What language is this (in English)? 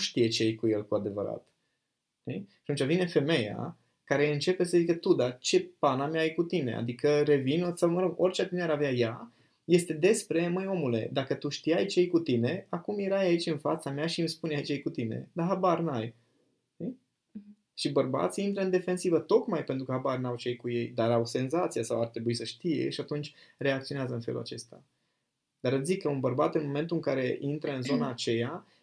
Romanian